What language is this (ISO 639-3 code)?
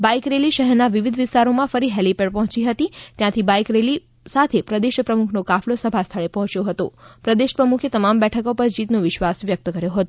guj